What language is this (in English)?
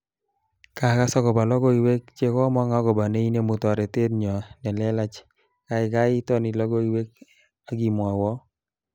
Kalenjin